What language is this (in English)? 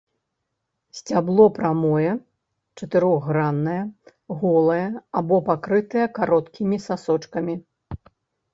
Belarusian